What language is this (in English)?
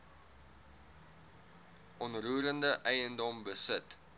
Afrikaans